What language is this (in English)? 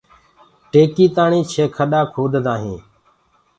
Gurgula